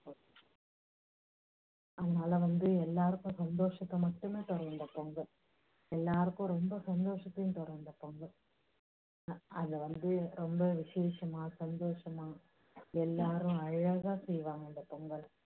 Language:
Tamil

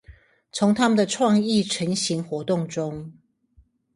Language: Chinese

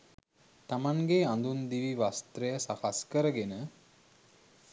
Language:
Sinhala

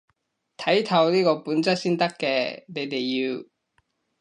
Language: Cantonese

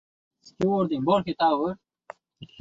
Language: Uzbek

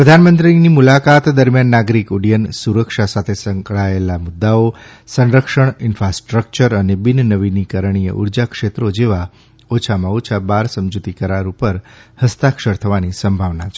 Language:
Gujarati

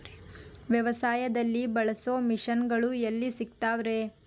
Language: Kannada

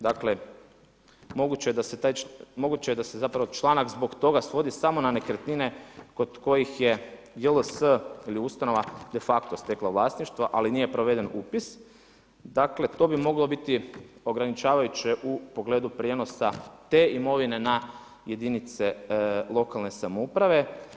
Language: Croatian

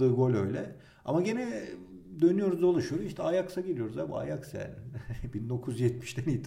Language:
Turkish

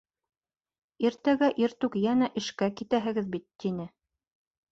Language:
Bashkir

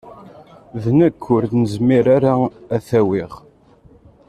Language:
Kabyle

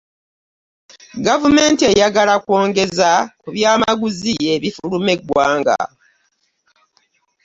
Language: Ganda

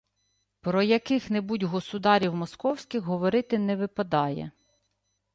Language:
Ukrainian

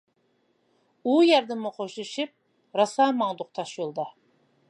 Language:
Uyghur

